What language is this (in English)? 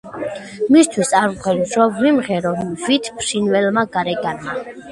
Georgian